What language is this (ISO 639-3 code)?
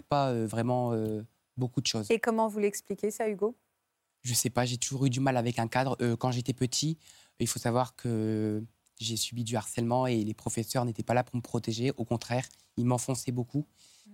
fra